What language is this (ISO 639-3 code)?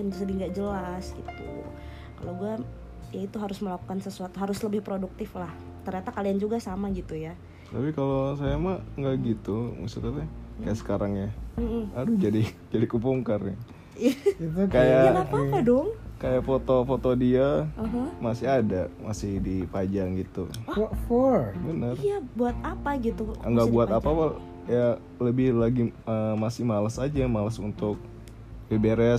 ind